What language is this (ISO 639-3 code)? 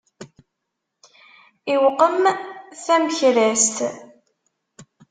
kab